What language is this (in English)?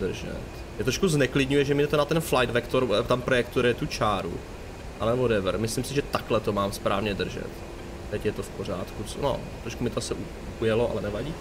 Czech